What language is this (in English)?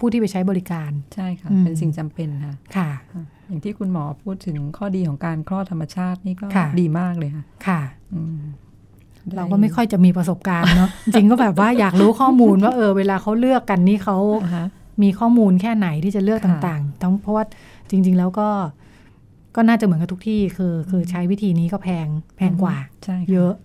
Thai